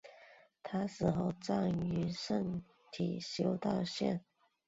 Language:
Chinese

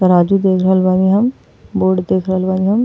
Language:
Bhojpuri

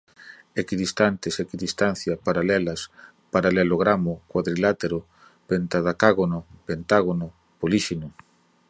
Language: Portuguese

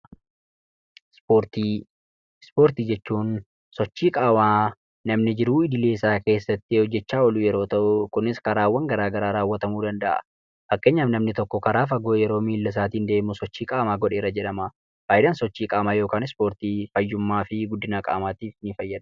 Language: Oromo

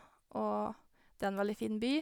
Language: Norwegian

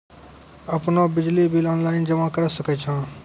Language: Maithili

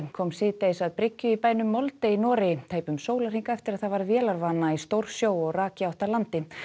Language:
Icelandic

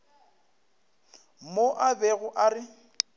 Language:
Northern Sotho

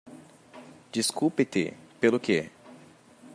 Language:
Portuguese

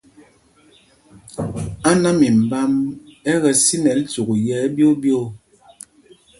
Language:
Mpumpong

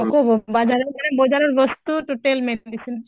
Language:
Assamese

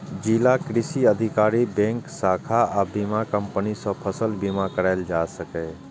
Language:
Maithili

